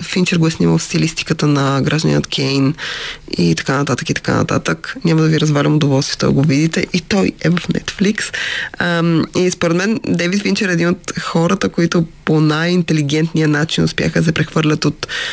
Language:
Bulgarian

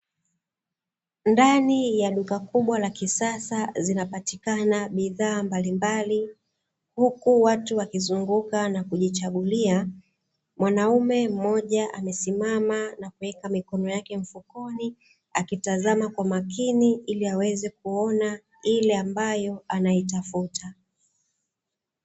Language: Swahili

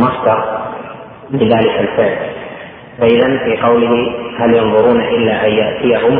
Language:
Arabic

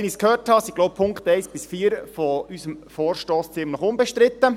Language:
Swiss German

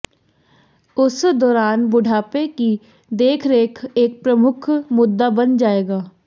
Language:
Hindi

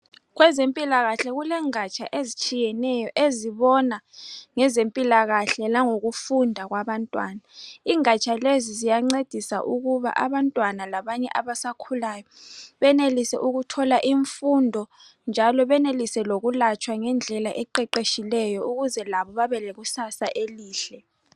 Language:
North Ndebele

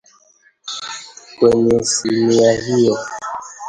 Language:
Swahili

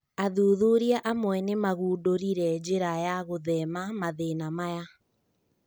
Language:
Kikuyu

